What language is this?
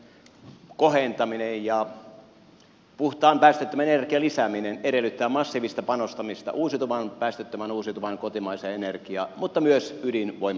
Finnish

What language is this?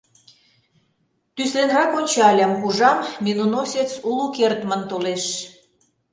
Mari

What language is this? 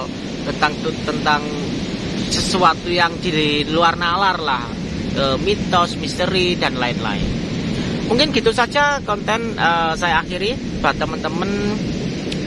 Indonesian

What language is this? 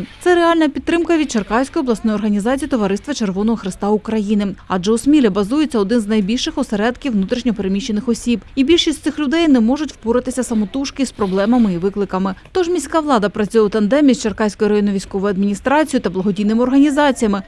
Ukrainian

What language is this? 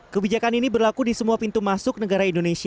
Indonesian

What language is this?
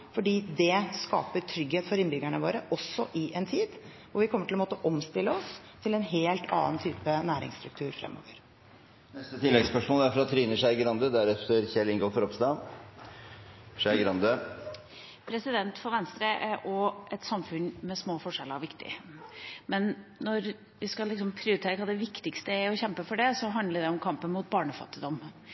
Norwegian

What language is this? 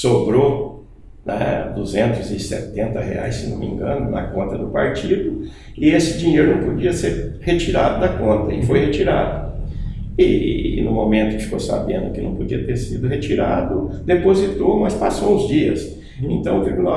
Portuguese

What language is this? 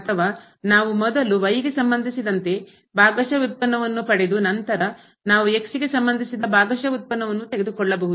Kannada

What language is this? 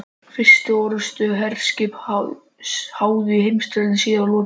Icelandic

